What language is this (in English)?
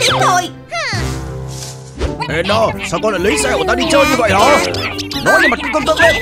Vietnamese